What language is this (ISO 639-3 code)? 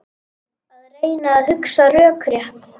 isl